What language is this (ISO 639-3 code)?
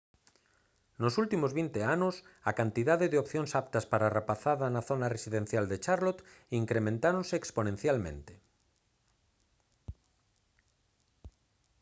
glg